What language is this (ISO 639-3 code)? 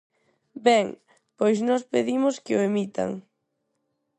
glg